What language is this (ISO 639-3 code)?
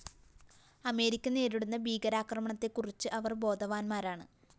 mal